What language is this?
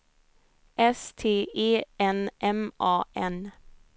Swedish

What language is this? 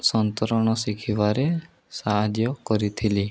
Odia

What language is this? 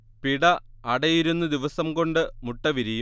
Malayalam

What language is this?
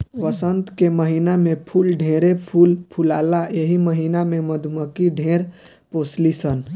Bhojpuri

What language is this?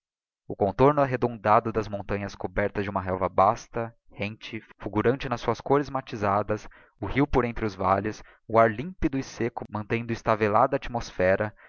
Portuguese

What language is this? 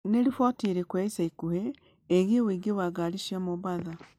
Kikuyu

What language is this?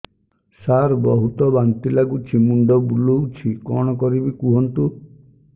Odia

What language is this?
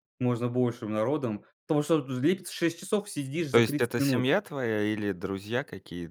Russian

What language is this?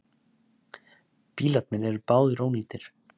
Icelandic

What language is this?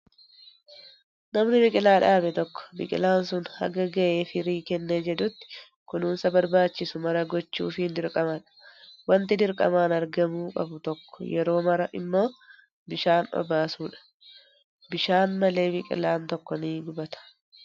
Oromo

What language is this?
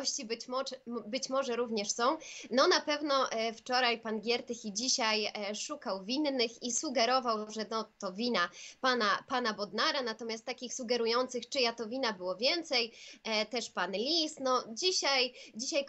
Polish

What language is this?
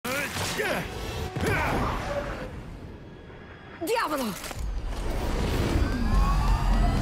Italian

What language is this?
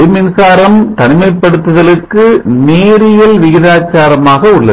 Tamil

